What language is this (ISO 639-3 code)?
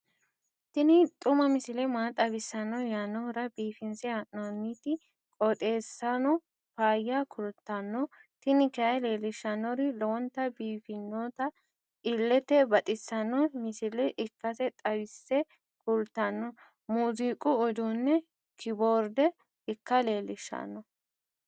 sid